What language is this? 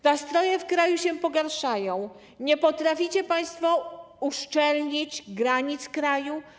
Polish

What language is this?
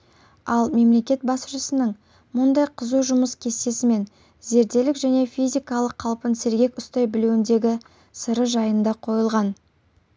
Kazakh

